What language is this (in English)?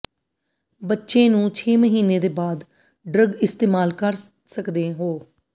Punjabi